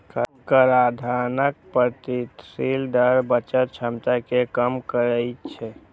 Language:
Maithili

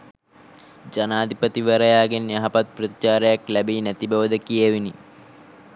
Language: Sinhala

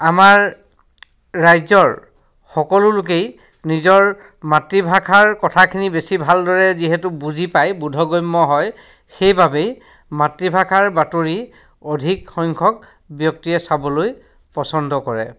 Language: Assamese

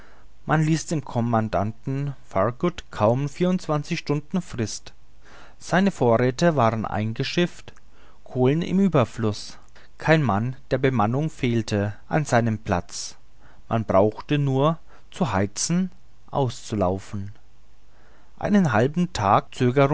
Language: German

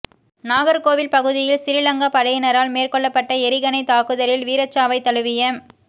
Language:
Tamil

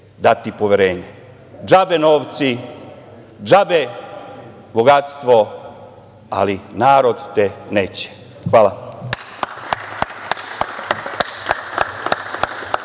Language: Serbian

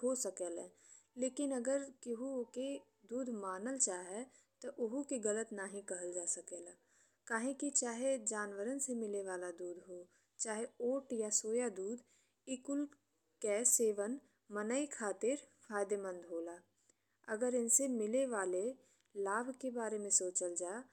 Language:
Bhojpuri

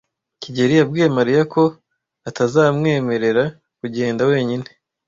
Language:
Kinyarwanda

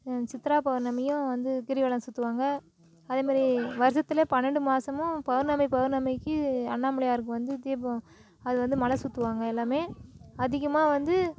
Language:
Tamil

